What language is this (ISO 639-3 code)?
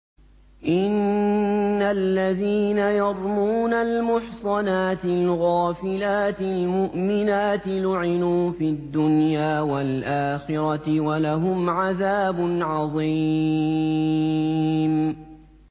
ara